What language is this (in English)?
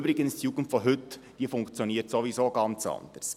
Swiss German